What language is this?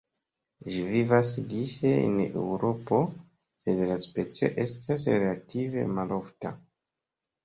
Esperanto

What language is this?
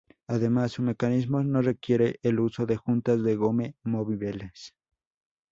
Spanish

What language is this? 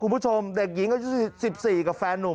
Thai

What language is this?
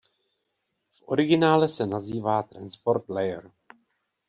Czech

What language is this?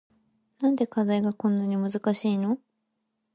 Japanese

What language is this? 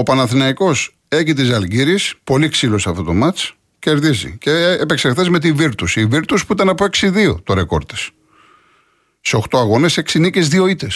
Greek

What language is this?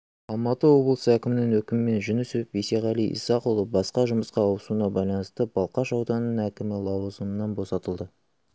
Kazakh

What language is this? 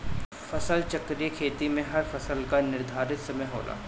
Bhojpuri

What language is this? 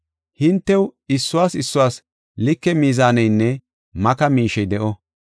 Gofa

